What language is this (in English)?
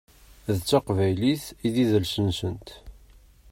Kabyle